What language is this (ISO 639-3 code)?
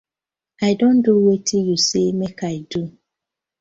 pcm